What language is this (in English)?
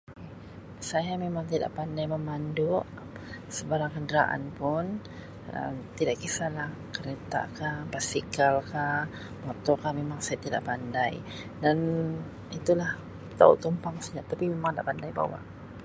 Sabah Malay